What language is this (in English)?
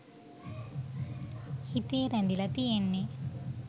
Sinhala